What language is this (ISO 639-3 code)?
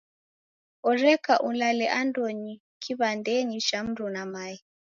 dav